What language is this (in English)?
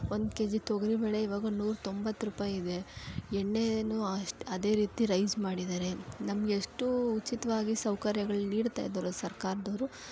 Kannada